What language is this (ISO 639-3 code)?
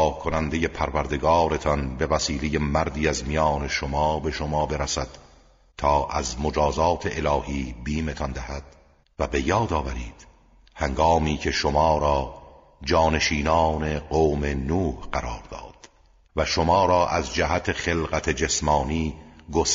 fas